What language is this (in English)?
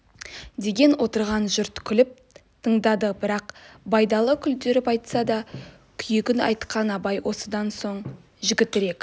Kazakh